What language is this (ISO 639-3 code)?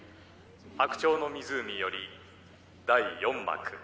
jpn